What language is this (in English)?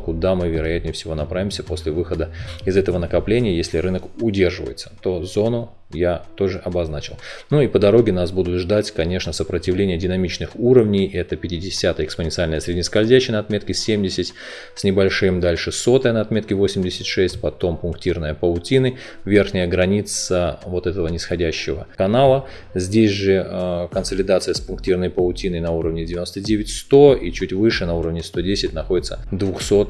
Russian